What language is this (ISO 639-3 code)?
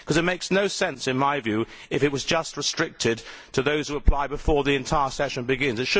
eng